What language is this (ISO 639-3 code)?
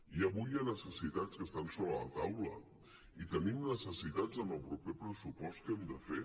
cat